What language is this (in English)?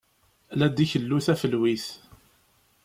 Kabyle